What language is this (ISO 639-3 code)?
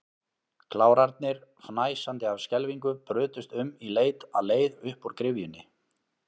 isl